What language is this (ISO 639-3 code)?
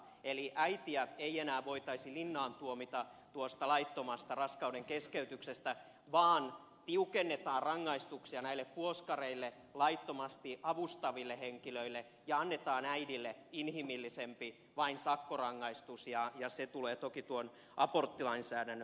fin